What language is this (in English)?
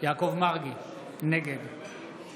Hebrew